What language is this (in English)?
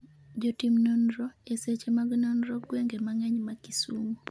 Luo (Kenya and Tanzania)